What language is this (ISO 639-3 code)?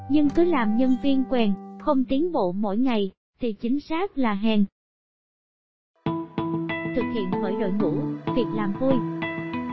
vie